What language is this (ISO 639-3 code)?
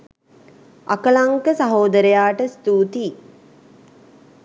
sin